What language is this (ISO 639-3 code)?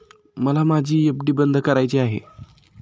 mar